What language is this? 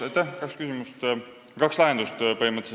Estonian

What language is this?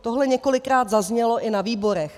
Czech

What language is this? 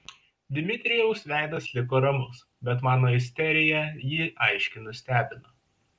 Lithuanian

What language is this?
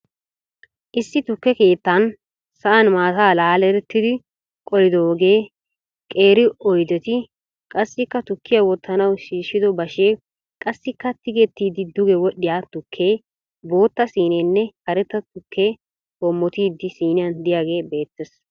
Wolaytta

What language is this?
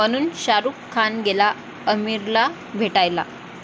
Marathi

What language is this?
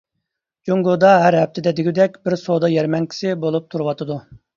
Uyghur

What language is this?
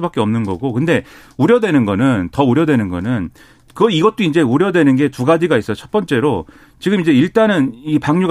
Korean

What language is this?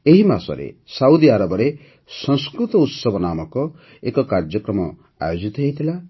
Odia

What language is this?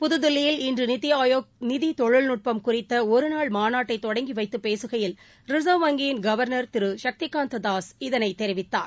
Tamil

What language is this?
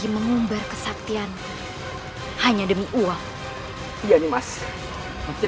Indonesian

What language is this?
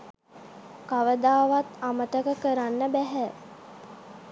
Sinhala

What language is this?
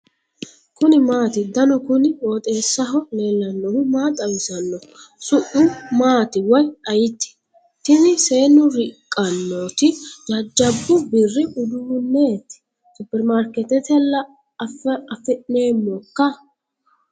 Sidamo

